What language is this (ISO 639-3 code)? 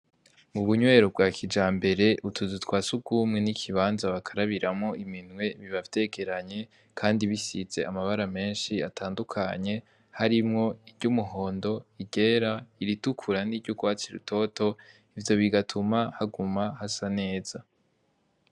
run